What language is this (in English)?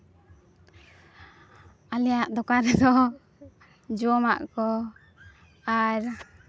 Santali